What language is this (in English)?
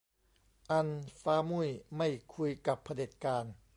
Thai